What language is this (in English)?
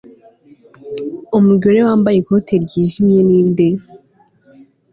Kinyarwanda